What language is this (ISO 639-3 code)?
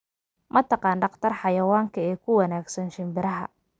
som